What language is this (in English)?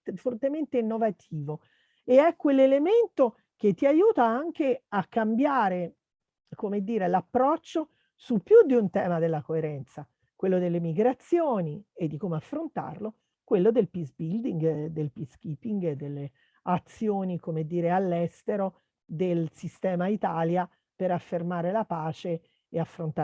Italian